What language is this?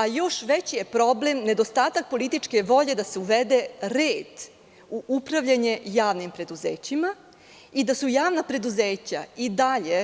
Serbian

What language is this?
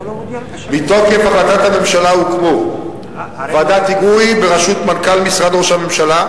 Hebrew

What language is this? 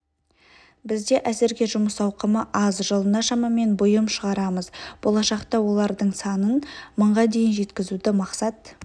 Kazakh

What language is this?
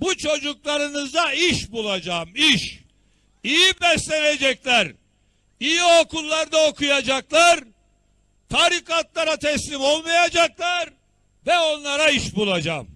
Turkish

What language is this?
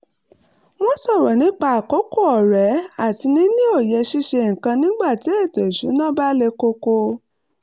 Yoruba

